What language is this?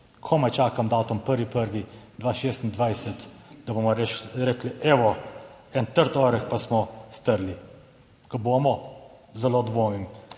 Slovenian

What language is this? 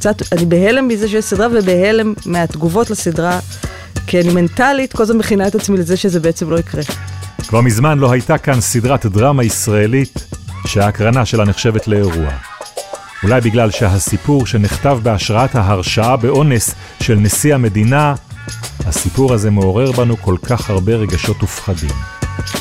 Hebrew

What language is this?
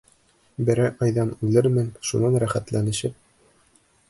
Bashkir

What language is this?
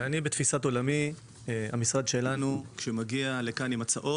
Hebrew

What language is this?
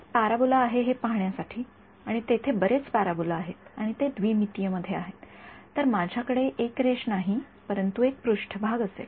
Marathi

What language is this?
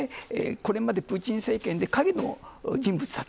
Japanese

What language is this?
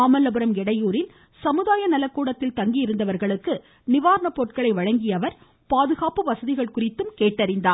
Tamil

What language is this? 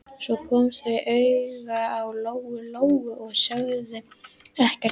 Icelandic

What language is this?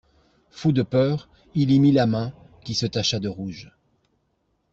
French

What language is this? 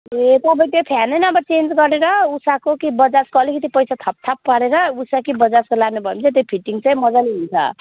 Nepali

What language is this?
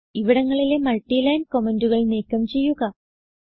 Malayalam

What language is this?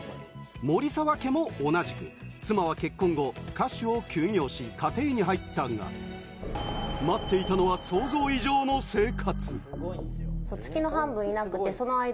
Japanese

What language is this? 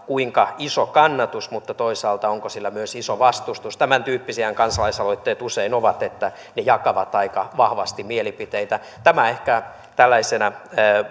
Finnish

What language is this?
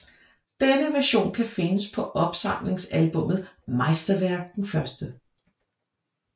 Danish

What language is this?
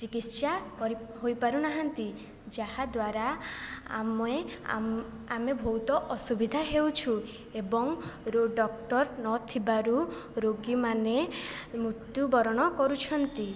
Odia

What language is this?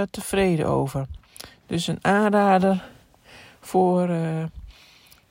Dutch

